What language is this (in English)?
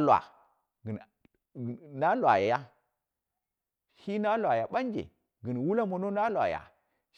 Dera (Nigeria)